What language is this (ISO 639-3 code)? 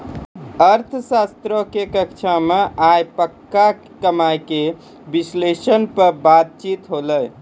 mai